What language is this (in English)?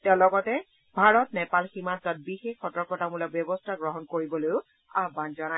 Assamese